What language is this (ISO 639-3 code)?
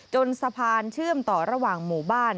tha